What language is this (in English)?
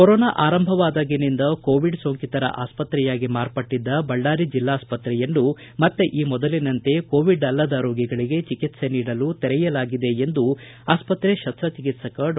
Kannada